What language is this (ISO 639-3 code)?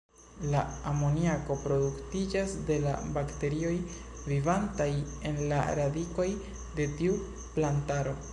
epo